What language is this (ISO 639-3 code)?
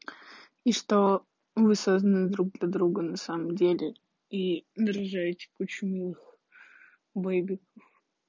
rus